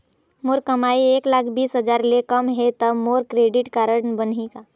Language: Chhattisgarhi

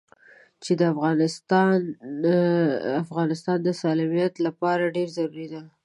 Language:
Pashto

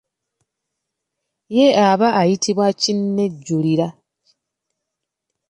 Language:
Ganda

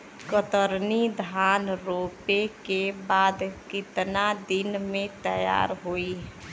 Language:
Bhojpuri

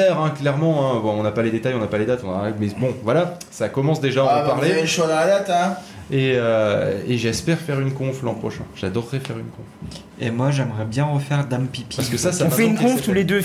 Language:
French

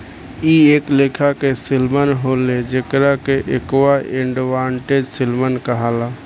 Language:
Bhojpuri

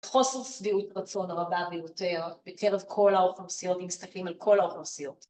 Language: Hebrew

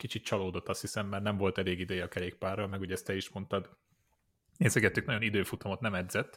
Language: Hungarian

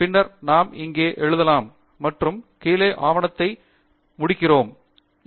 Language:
Tamil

